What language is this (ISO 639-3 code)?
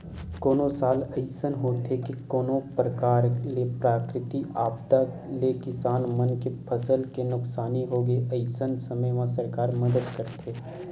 hne